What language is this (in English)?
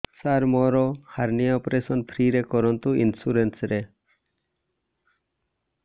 Odia